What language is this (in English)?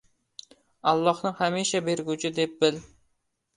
Uzbek